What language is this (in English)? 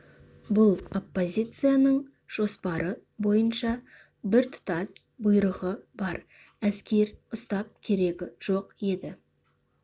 Kazakh